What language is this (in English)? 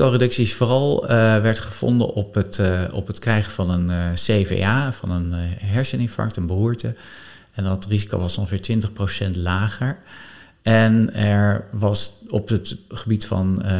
Dutch